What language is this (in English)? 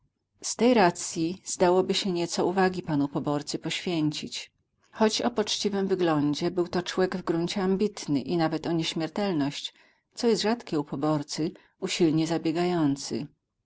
Polish